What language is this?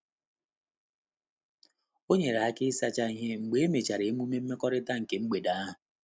Igbo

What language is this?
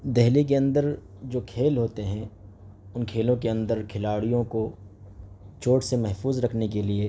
Urdu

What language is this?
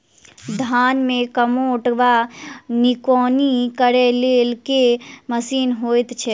Maithili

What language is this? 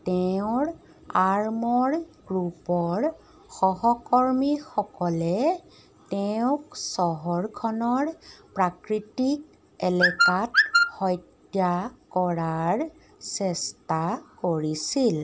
Assamese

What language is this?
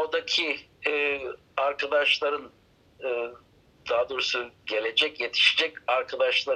Turkish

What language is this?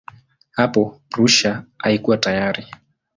Swahili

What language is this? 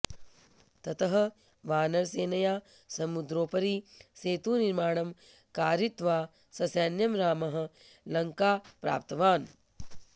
Sanskrit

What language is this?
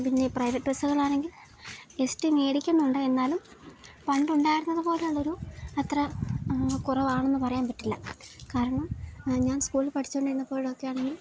Malayalam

